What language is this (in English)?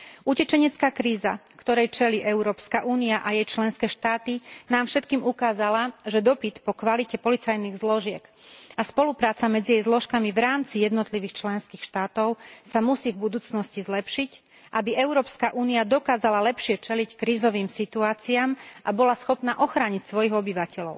Slovak